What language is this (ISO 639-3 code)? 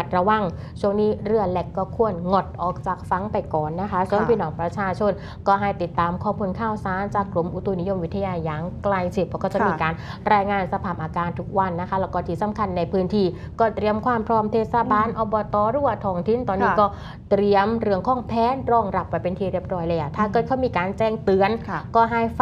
tha